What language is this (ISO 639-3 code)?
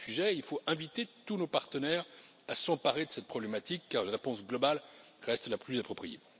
fra